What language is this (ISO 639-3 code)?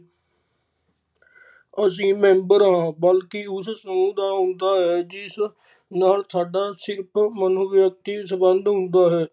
pan